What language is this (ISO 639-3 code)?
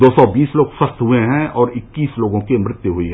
hin